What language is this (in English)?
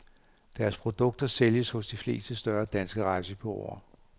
Danish